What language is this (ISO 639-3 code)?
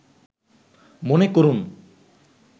ben